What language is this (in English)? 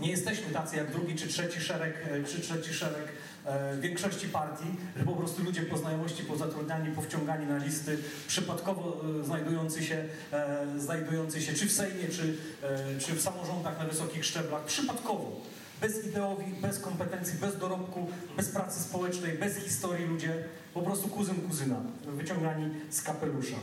Polish